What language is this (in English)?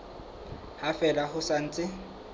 Southern Sotho